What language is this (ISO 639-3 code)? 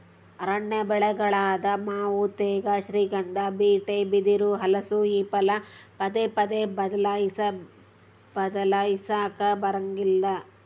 kan